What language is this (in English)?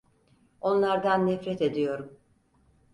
Turkish